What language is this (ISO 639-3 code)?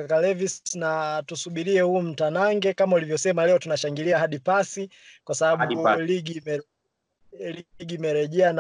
swa